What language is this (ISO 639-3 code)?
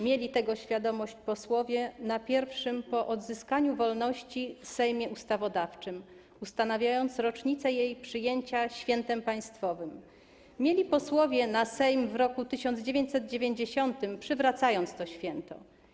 pol